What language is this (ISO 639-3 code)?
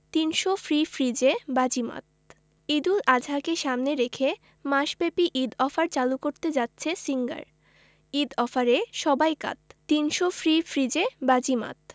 ben